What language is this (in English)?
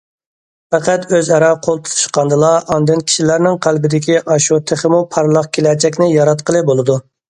Uyghur